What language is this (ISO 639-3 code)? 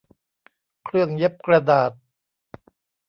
tha